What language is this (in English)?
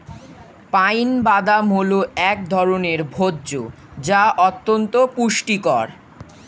Bangla